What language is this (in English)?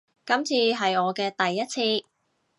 Cantonese